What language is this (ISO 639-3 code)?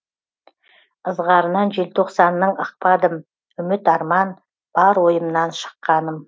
kaz